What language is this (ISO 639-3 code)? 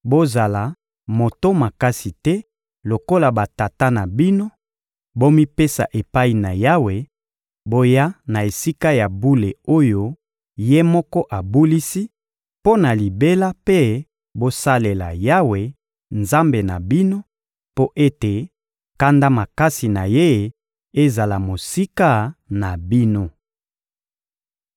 lin